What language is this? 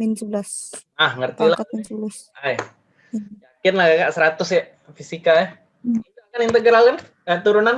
Indonesian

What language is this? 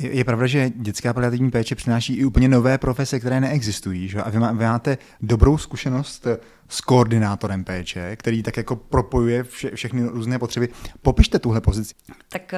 Czech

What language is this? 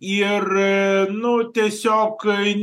Lithuanian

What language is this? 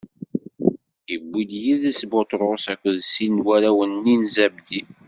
Kabyle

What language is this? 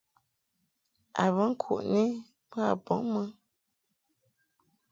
Mungaka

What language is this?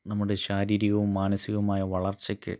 Malayalam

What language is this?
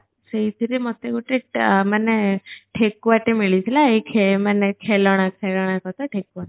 Odia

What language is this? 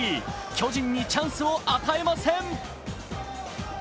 Japanese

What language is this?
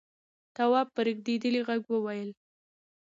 Pashto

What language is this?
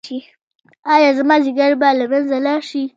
Pashto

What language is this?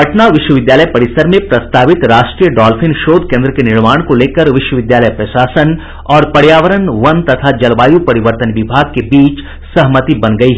Hindi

